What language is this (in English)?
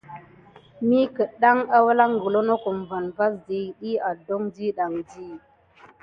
Gidar